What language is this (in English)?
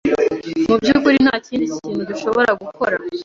Kinyarwanda